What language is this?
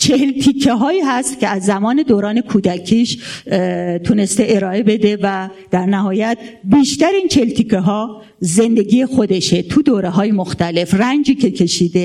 Persian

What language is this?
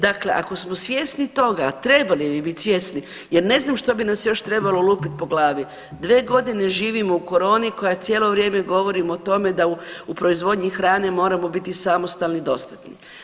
Croatian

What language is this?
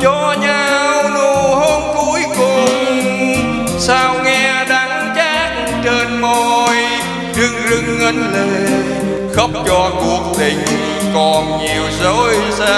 Vietnamese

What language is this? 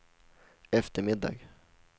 Swedish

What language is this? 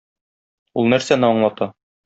Tatar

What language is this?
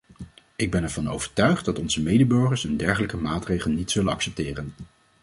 Dutch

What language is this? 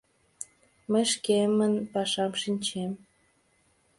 Mari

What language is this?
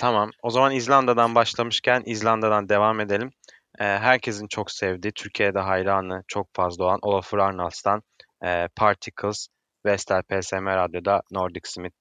Turkish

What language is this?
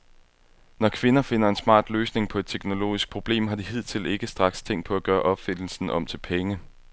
Danish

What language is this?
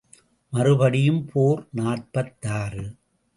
Tamil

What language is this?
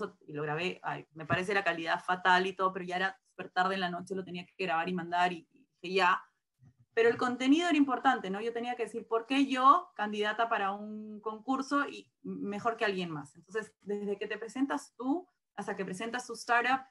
Spanish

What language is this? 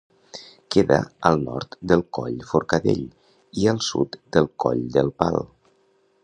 Catalan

